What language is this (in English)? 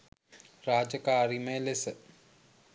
Sinhala